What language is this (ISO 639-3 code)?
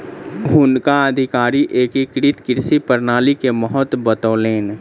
mai